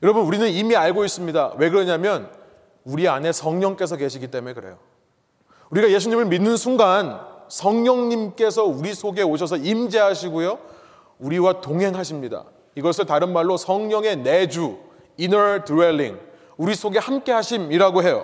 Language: Korean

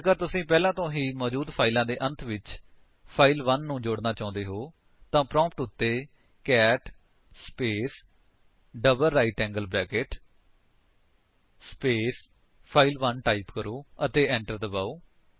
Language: Punjabi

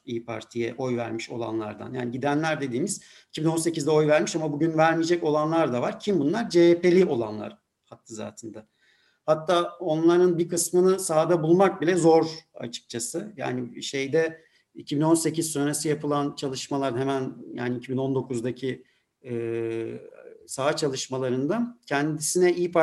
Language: Turkish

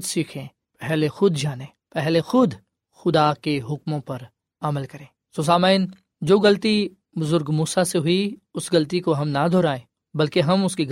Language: Urdu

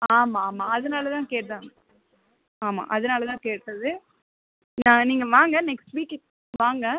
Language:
Tamil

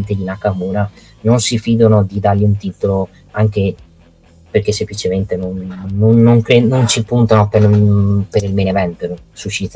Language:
Italian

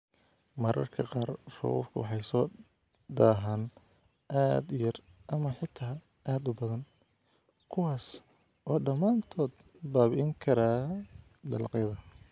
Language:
Somali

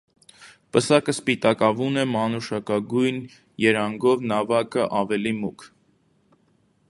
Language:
Armenian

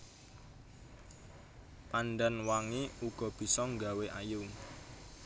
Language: Javanese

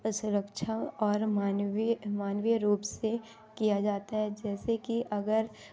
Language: Hindi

